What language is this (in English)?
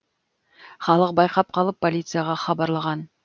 Kazakh